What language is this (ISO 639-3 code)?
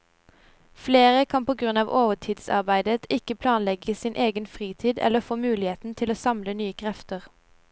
nor